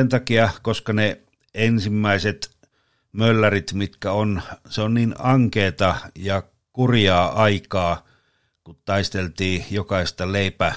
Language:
Finnish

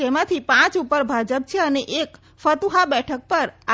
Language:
Gujarati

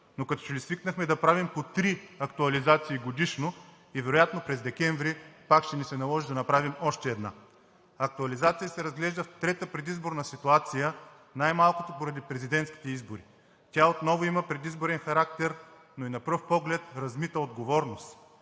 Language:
Bulgarian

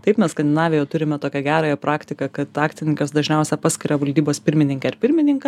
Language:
Lithuanian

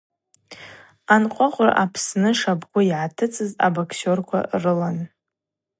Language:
Abaza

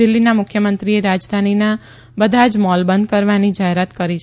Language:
Gujarati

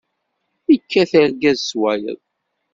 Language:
Kabyle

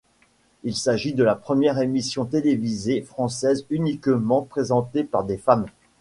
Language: French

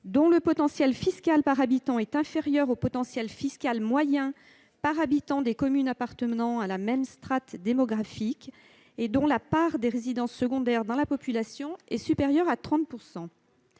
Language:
French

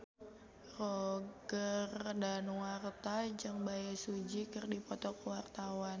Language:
Sundanese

